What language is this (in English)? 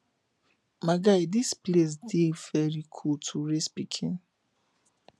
Nigerian Pidgin